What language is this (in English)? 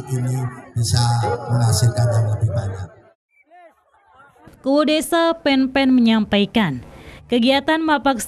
Indonesian